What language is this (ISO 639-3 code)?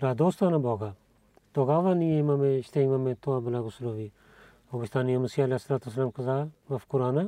bul